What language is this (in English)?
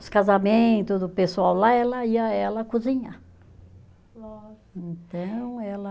Portuguese